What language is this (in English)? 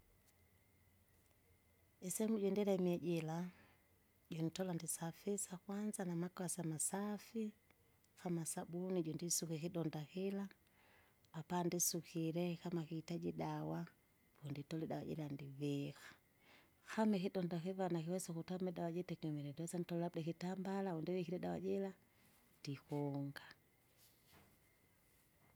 Kinga